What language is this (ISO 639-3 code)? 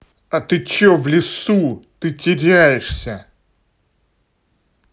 rus